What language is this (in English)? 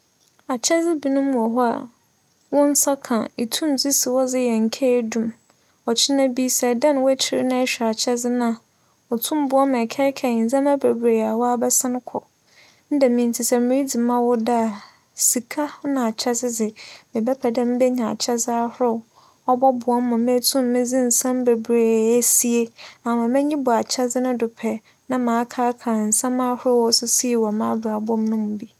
Akan